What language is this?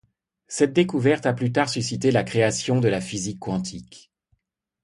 French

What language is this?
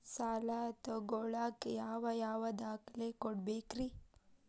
Kannada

